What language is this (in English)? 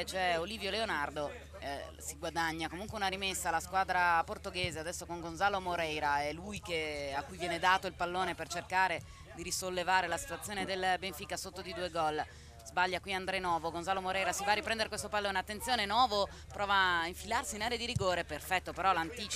Italian